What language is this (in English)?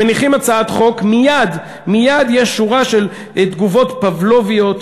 Hebrew